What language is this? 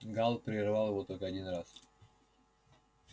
Russian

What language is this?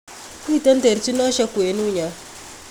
Kalenjin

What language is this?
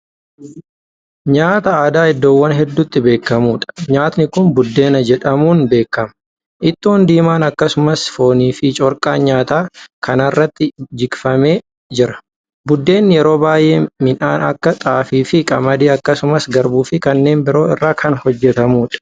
Oromo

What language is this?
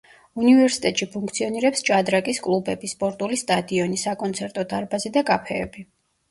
Georgian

